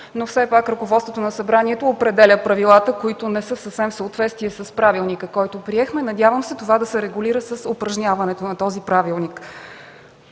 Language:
Bulgarian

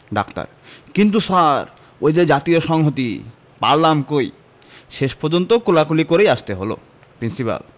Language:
Bangla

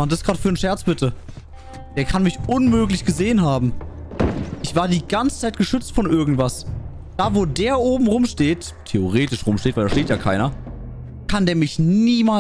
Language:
German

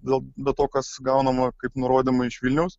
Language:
Lithuanian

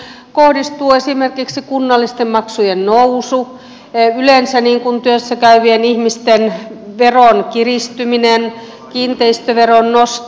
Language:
Finnish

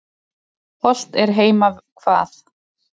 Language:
Icelandic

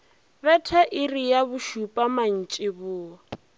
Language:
Northern Sotho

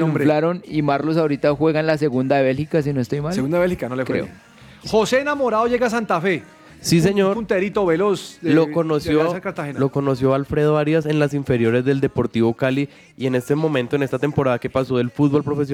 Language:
Spanish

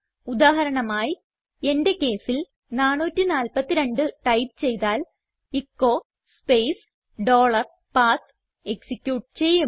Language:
Malayalam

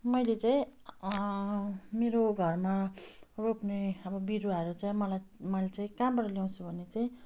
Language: Nepali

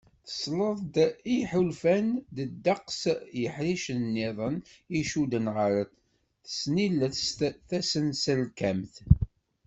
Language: Kabyle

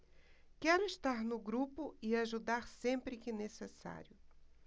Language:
Portuguese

